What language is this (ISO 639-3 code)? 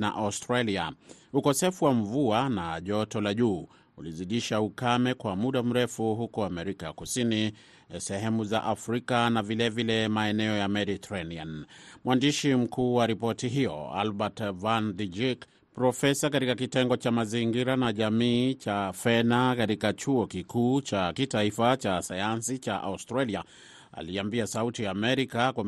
swa